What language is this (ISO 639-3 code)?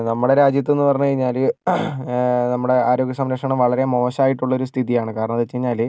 mal